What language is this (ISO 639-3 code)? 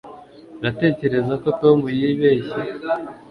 kin